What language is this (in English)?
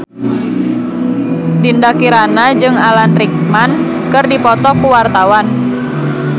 Sundanese